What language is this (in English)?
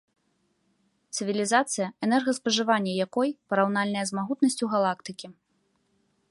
Belarusian